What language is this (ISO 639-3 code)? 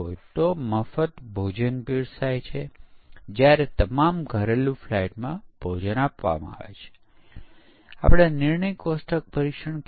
guj